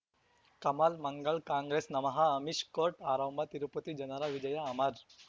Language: Kannada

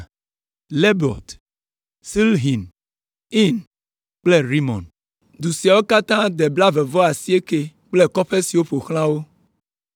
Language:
Ewe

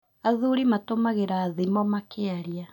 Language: Kikuyu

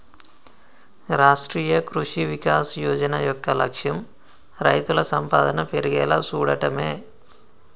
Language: Telugu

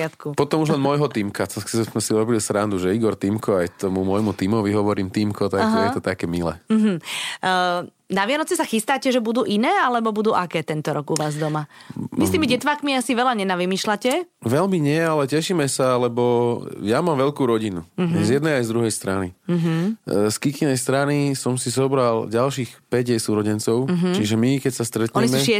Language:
Slovak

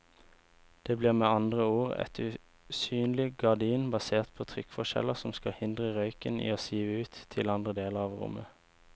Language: Norwegian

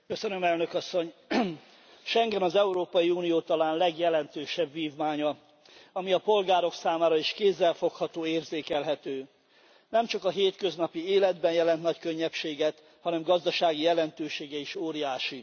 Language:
Hungarian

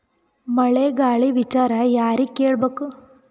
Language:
Kannada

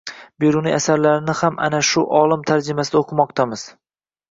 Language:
Uzbek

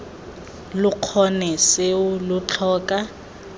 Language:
Tswana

